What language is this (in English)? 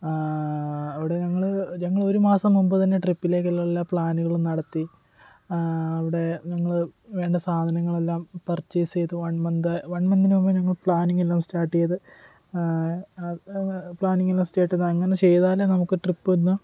Malayalam